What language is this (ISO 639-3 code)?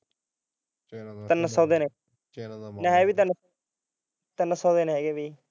pan